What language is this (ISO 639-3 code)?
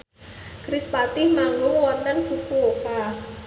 jav